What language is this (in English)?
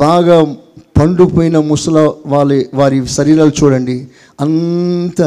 Telugu